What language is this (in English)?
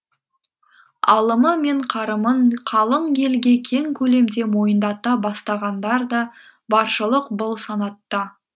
Kazakh